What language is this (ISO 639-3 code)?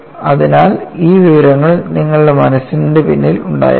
mal